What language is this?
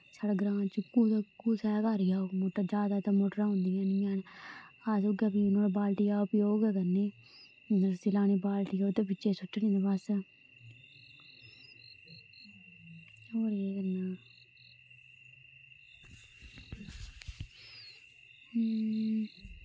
Dogri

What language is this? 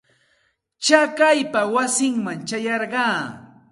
Santa Ana de Tusi Pasco Quechua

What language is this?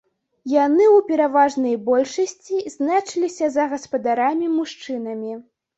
Belarusian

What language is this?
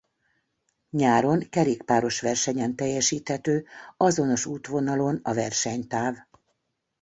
Hungarian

